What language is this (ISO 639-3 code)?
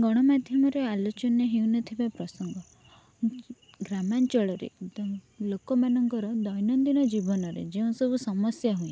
ori